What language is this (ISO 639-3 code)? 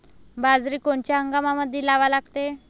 mar